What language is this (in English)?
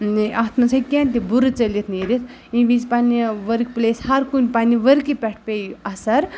Kashmiri